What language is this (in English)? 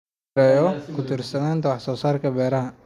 Somali